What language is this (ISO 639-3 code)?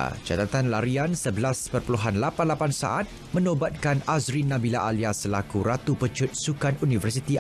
msa